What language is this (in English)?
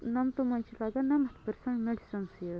Kashmiri